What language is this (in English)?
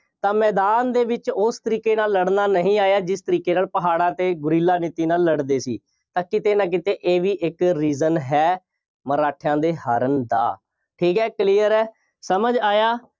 Punjabi